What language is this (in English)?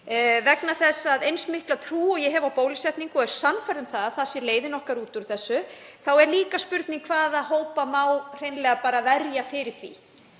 Icelandic